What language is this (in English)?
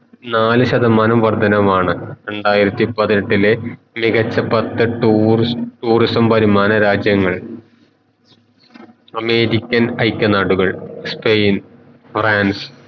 Malayalam